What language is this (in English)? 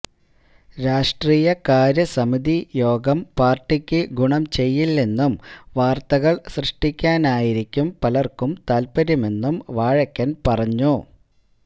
Malayalam